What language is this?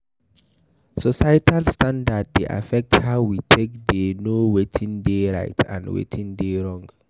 Nigerian Pidgin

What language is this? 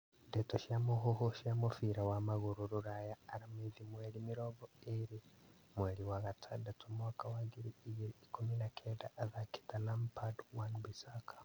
Kikuyu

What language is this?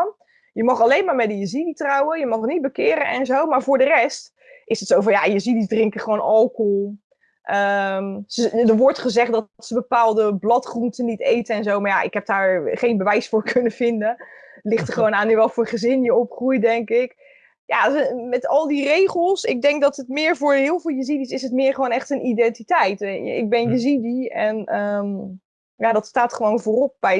Dutch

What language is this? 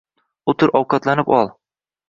Uzbek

